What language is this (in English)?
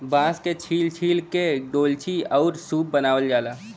Bhojpuri